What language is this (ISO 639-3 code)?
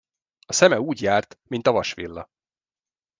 hun